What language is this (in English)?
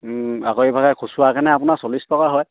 Assamese